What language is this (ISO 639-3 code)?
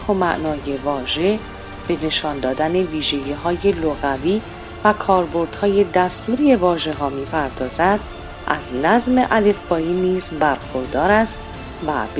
fas